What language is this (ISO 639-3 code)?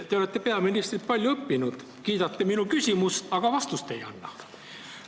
est